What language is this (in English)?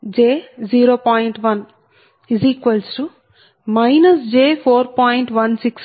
Telugu